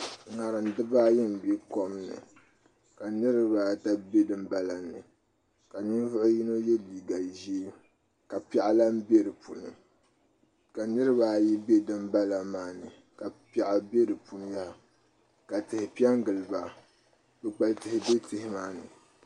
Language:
Dagbani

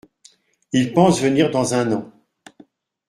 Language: French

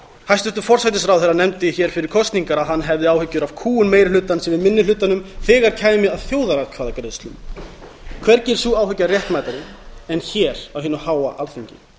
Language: Icelandic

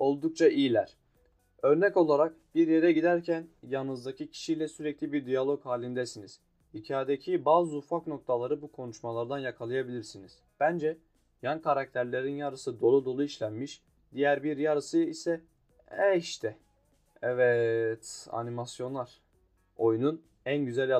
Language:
Turkish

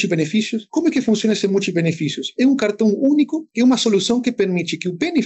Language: Portuguese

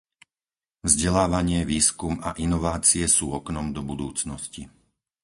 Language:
Slovak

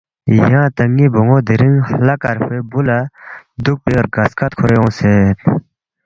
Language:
Balti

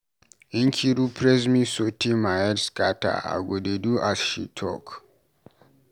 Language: Nigerian Pidgin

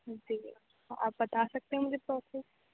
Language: Urdu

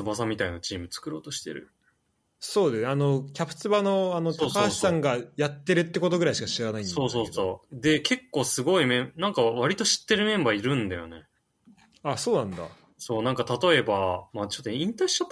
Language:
Japanese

